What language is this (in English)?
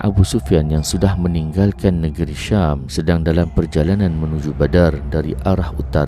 Malay